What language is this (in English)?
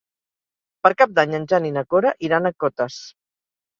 Catalan